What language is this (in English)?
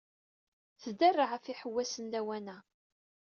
Kabyle